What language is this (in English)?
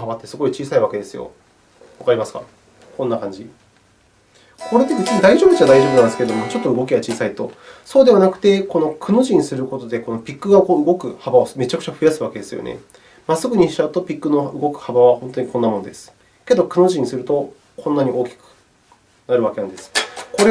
Japanese